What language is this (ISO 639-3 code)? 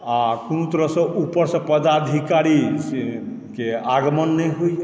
mai